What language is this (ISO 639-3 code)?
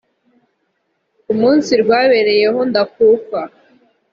kin